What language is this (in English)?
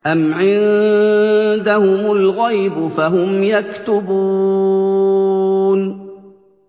Arabic